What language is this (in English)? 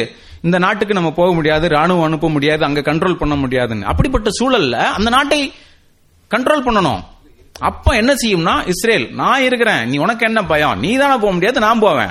Tamil